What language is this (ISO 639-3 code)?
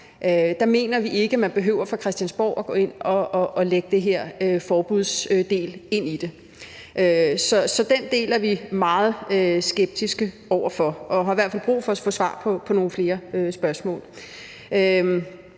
dan